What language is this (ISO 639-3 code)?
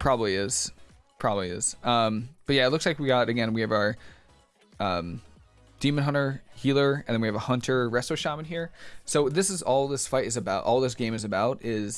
eng